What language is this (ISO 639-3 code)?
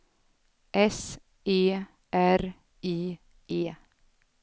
swe